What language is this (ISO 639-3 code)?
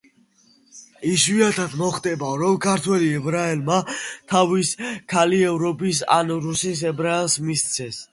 kat